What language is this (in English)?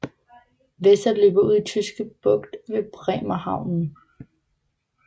Danish